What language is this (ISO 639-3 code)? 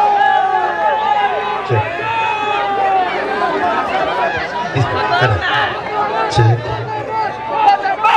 ara